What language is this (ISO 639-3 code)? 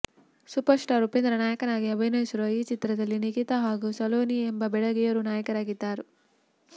kan